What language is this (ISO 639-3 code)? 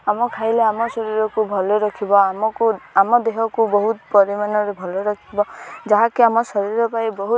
ori